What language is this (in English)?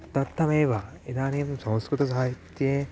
Sanskrit